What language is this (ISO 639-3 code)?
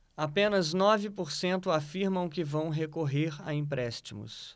por